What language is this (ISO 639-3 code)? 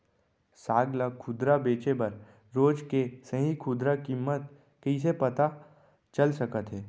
hne